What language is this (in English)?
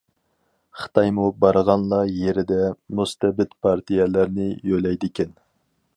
Uyghur